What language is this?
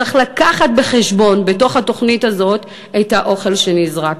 Hebrew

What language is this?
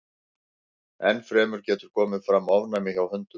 Icelandic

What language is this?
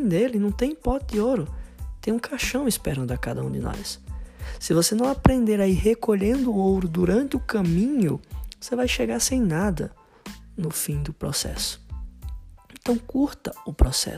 Portuguese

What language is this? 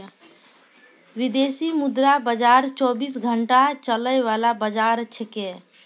Maithili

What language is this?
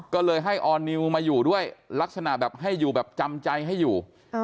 Thai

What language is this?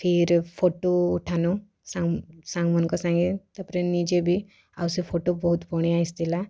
Odia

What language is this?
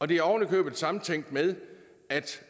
Danish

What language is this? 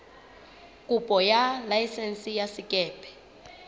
Southern Sotho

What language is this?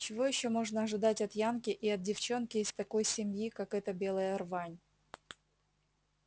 Russian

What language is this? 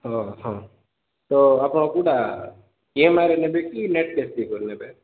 Odia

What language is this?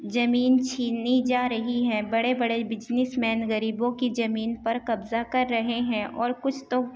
Urdu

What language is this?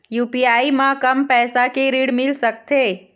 Chhattisgarhi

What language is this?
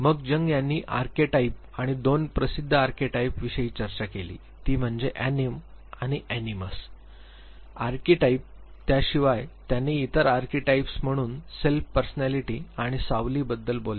Marathi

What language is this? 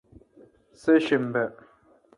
Kalkoti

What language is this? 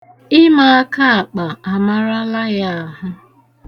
Igbo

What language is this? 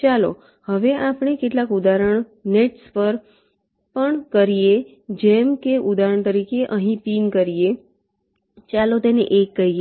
Gujarati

